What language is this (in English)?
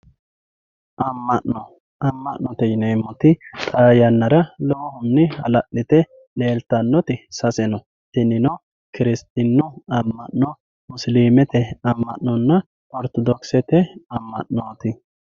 Sidamo